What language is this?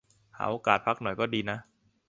Thai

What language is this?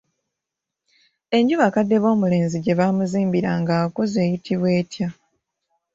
Ganda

